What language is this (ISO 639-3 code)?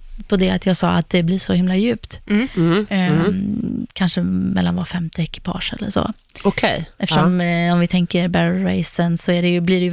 swe